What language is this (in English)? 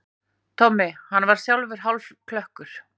Icelandic